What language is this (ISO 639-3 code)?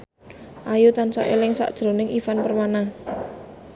jav